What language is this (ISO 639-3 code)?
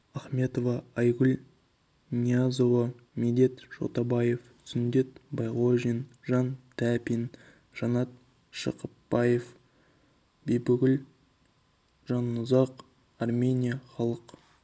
kaz